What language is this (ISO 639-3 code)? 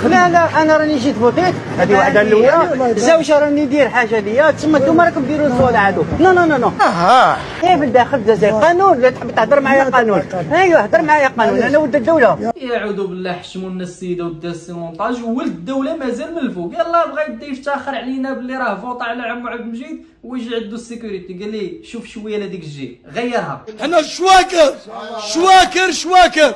ara